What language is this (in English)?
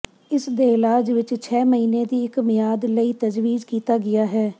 Punjabi